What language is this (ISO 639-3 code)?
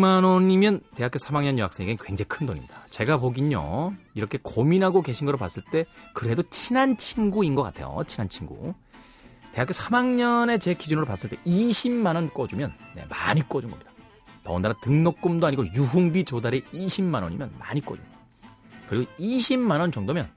kor